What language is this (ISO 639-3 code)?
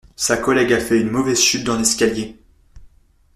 fra